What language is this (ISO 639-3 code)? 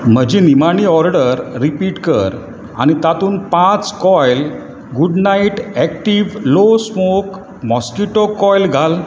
kok